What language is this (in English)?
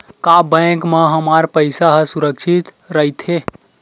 Chhattisgarhi